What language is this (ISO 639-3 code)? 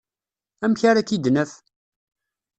kab